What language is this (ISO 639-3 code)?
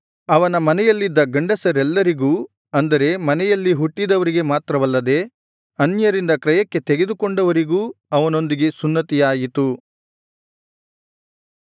kan